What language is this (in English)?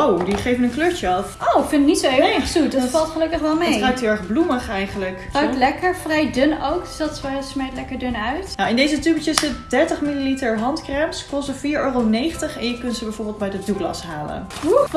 Dutch